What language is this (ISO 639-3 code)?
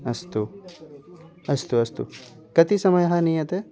san